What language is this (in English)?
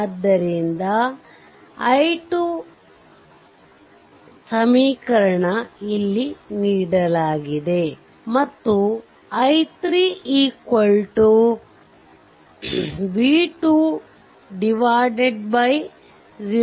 Kannada